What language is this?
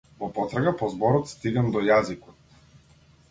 Macedonian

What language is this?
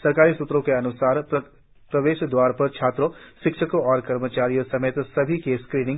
Hindi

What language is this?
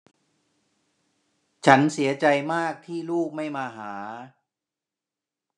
Thai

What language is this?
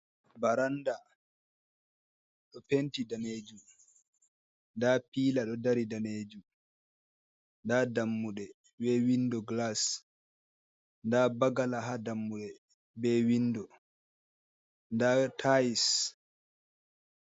Fula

